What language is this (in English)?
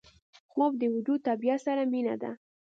Pashto